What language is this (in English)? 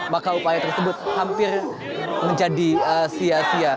Indonesian